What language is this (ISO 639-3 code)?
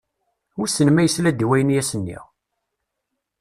kab